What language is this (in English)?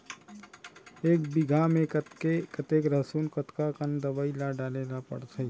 Chhattisgarhi